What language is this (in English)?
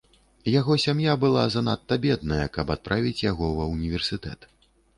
Belarusian